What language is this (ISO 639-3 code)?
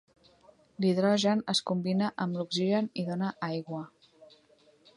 cat